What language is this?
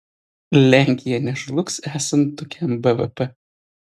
Lithuanian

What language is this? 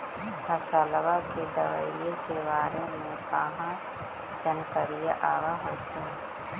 Magahi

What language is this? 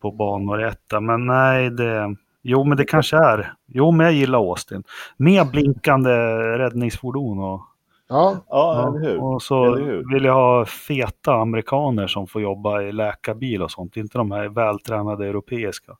Swedish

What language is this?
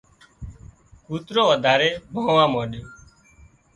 Wadiyara Koli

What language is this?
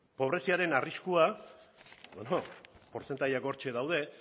Basque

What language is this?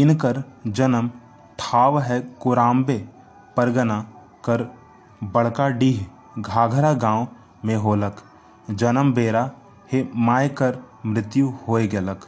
Hindi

